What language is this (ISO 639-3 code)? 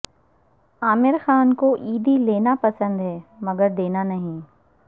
urd